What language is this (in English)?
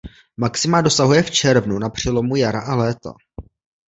Czech